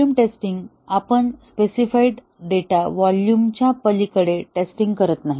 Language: Marathi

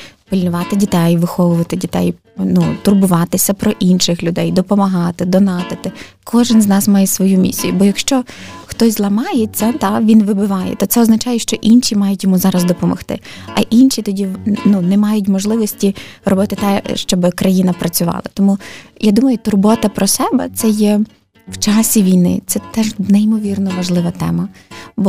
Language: Ukrainian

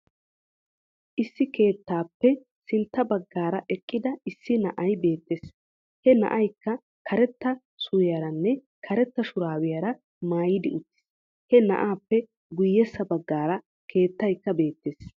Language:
Wolaytta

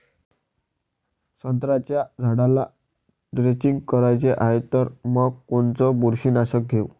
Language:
Marathi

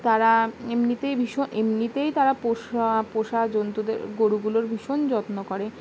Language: Bangla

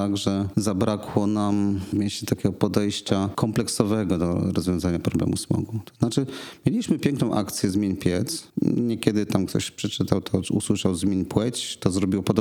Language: Polish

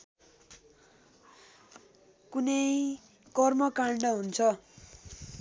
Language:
Nepali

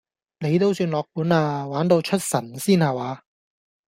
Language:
Cantonese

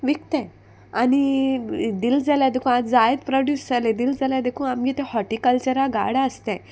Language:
Konkani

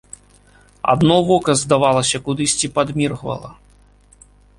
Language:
Belarusian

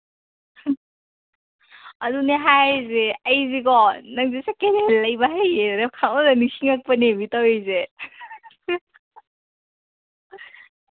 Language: Manipuri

